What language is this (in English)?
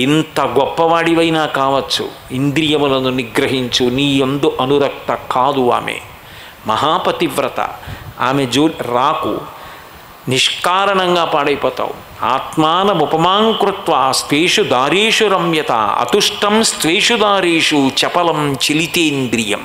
Telugu